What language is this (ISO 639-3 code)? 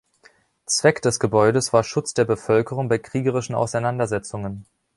deu